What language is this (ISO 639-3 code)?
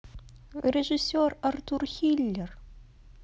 rus